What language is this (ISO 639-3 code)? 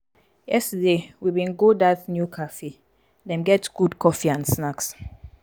pcm